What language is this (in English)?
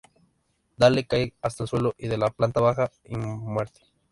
Spanish